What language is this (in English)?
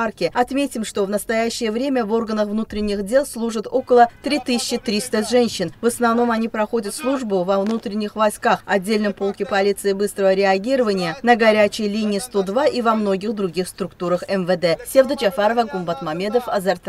Russian